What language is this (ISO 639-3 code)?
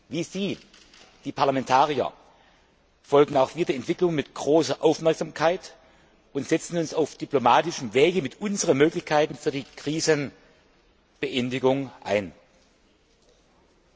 deu